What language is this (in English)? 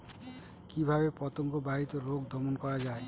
Bangla